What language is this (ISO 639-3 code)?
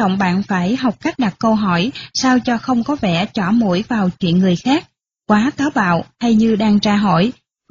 vie